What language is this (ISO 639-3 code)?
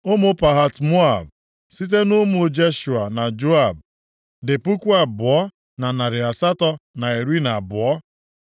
ibo